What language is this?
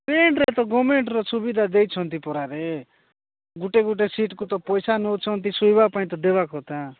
Odia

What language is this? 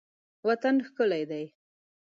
Pashto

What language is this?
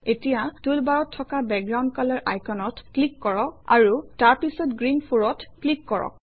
Assamese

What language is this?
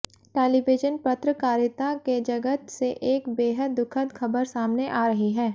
Hindi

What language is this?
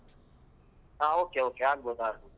Kannada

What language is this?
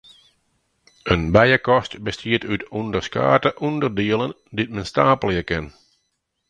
Western Frisian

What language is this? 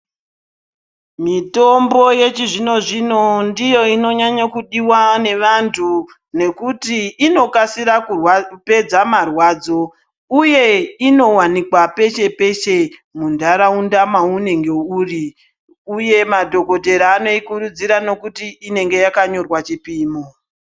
Ndau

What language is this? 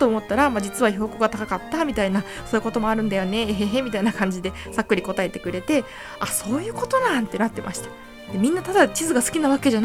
Japanese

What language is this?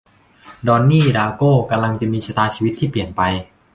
Thai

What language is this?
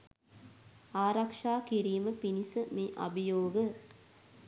Sinhala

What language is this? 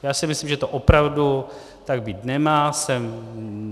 Czech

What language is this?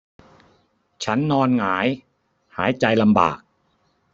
Thai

